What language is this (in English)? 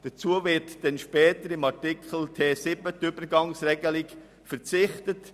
Swiss German